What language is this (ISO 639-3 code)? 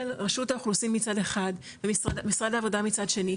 heb